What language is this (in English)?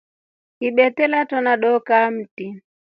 Rombo